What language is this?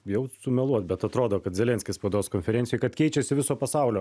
Lithuanian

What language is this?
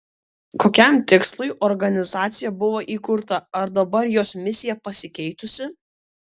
Lithuanian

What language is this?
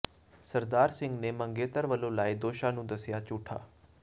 Punjabi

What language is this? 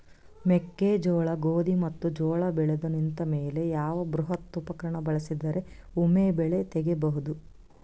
Kannada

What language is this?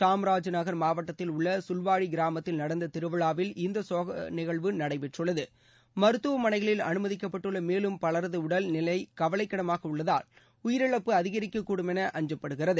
Tamil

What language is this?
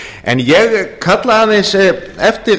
Icelandic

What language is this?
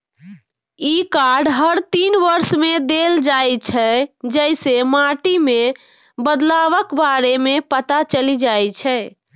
Maithili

